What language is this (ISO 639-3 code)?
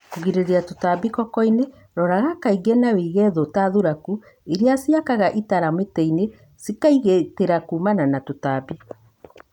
kik